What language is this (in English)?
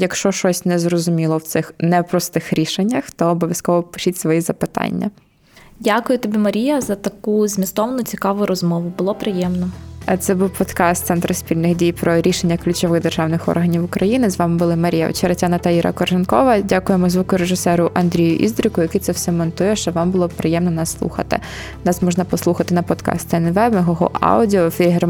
Ukrainian